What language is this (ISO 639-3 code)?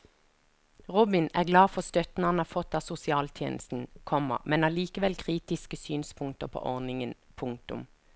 nor